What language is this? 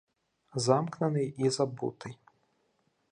Ukrainian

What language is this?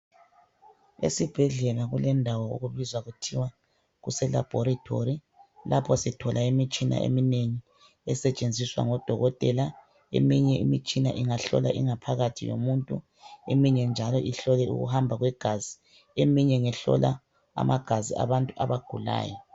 North Ndebele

